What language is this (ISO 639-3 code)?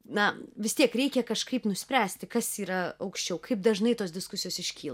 lit